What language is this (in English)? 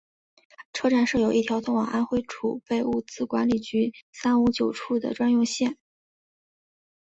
Chinese